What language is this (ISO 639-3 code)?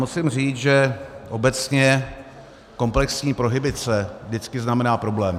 ces